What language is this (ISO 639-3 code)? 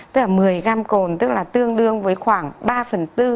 vie